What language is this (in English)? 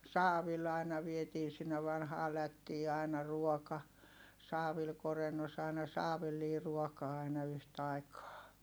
Finnish